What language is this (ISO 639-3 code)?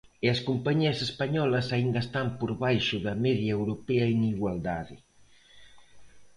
glg